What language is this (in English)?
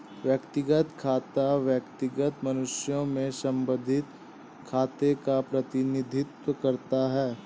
Hindi